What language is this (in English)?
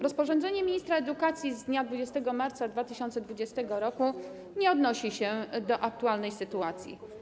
Polish